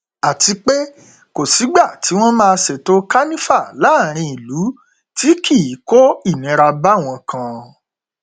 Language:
Yoruba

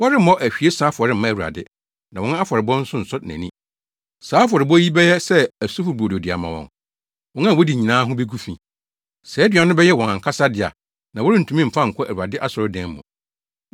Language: Akan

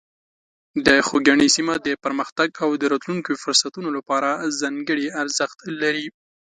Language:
Pashto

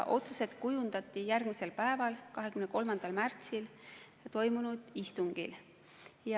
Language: Estonian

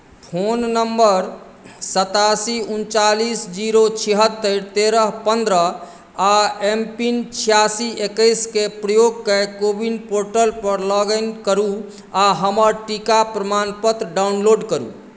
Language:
Maithili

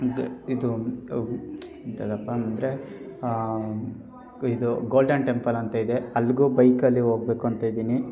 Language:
Kannada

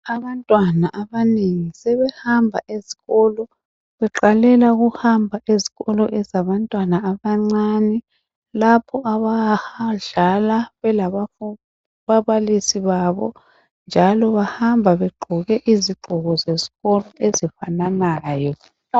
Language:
North Ndebele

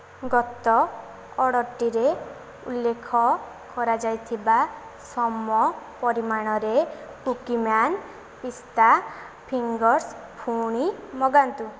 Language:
Odia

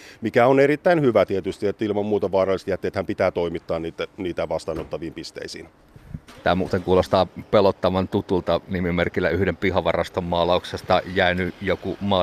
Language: Finnish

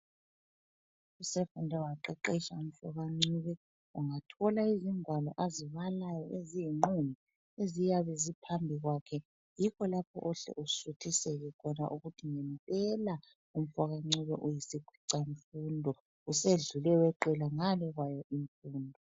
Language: North Ndebele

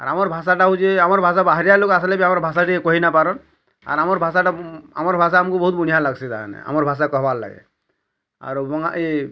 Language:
Odia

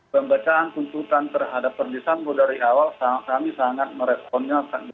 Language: Indonesian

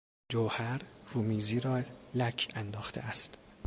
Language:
Persian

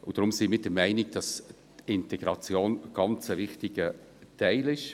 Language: Swiss German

